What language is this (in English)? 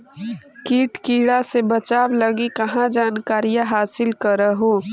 Magahi